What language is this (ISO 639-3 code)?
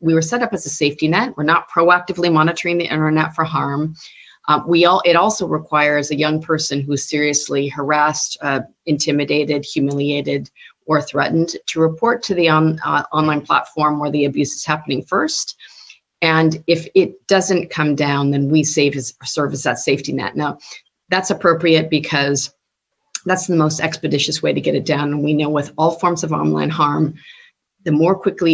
eng